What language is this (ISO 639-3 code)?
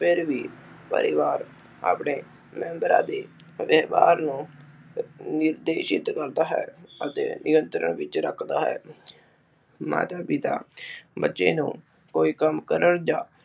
pan